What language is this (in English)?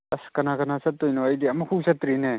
Manipuri